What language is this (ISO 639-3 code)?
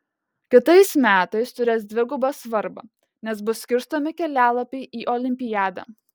lit